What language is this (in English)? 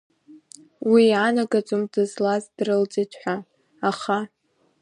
Abkhazian